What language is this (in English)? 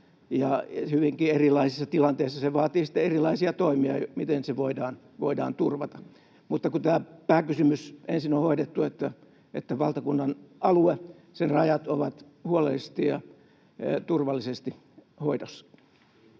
Finnish